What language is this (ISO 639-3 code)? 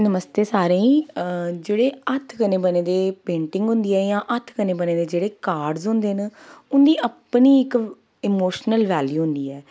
doi